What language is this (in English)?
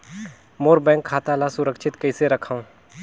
Chhattisgarhi